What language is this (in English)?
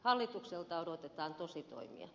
Finnish